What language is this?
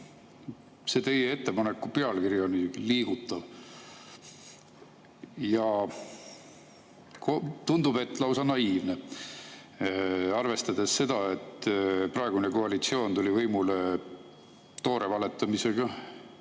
Estonian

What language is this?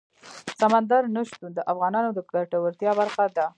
Pashto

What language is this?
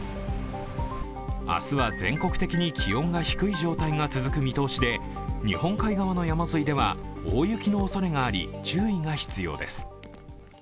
Japanese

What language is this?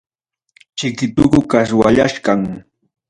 Ayacucho Quechua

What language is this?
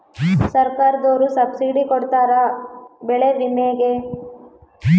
Kannada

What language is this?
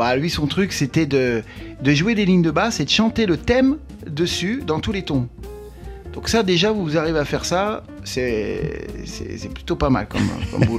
French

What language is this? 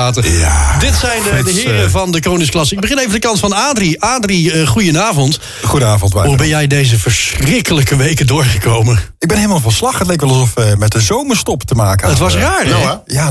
Dutch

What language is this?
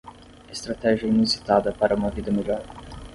Portuguese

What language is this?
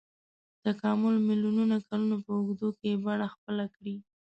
Pashto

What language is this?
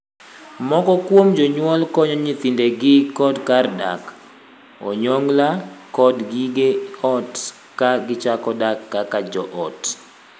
Luo (Kenya and Tanzania)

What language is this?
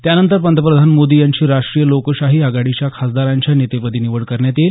Marathi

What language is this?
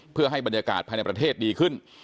Thai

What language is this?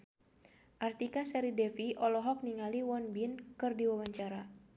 Sundanese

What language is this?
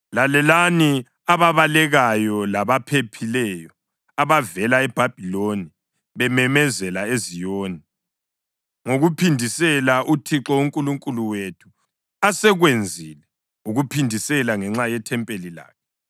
North Ndebele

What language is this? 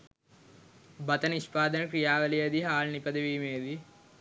Sinhala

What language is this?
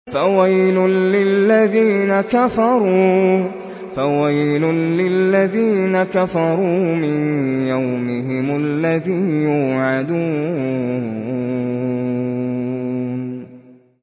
Arabic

